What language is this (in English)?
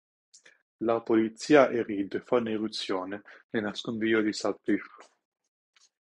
Italian